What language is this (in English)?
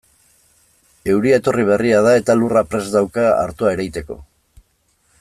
Basque